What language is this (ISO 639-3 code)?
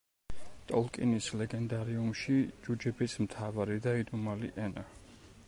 kat